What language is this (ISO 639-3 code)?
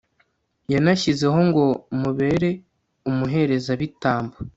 kin